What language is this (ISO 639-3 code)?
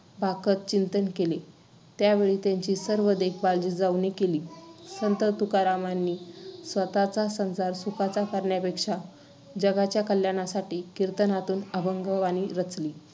mar